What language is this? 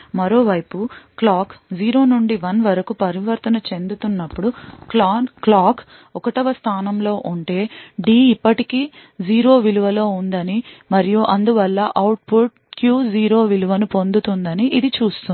Telugu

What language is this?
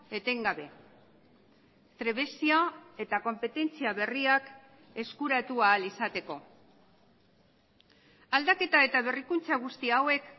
Basque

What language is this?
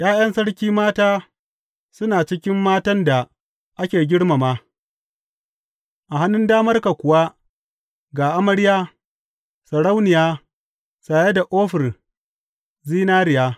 Hausa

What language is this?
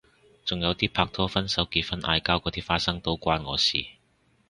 Cantonese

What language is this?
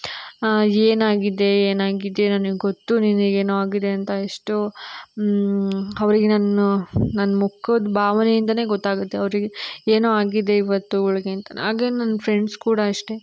Kannada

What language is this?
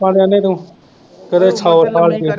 Punjabi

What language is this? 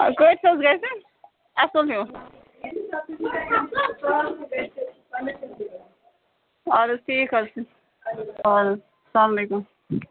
Kashmiri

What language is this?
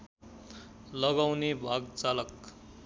Nepali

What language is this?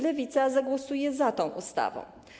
Polish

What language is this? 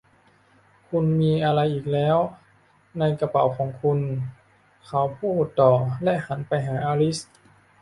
Thai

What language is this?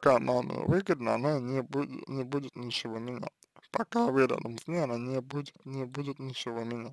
Russian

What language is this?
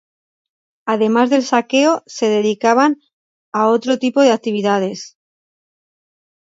Spanish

